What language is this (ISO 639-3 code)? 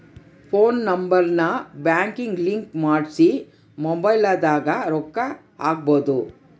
kan